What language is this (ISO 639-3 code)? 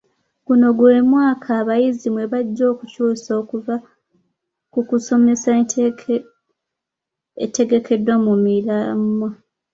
lug